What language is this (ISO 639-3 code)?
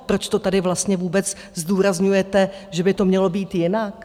ces